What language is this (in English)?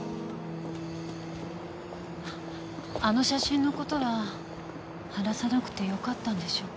Japanese